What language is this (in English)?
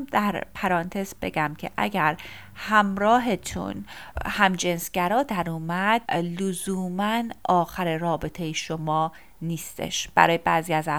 Persian